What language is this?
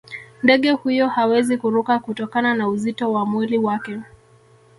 Swahili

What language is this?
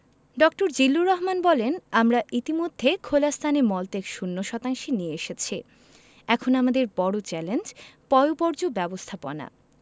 Bangla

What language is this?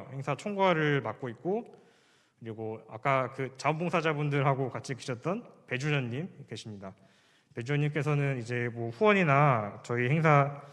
Korean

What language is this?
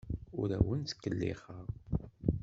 Kabyle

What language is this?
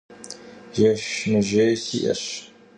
Kabardian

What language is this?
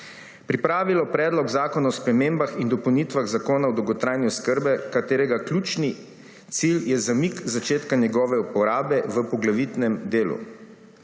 Slovenian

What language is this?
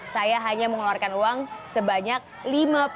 Indonesian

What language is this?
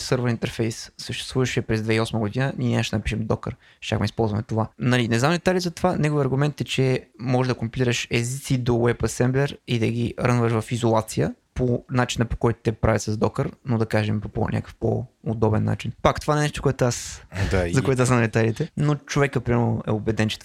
Bulgarian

